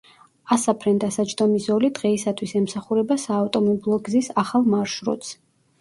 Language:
Georgian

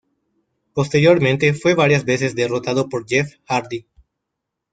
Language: Spanish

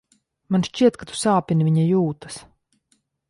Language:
Latvian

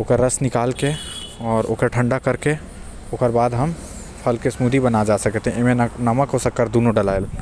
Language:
Korwa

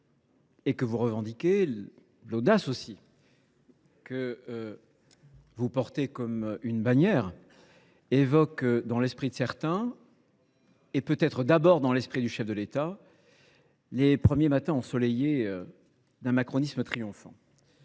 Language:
French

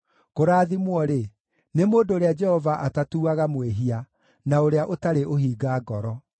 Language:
Kikuyu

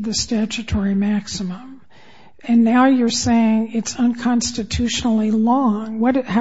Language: English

